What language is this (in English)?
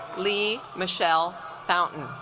English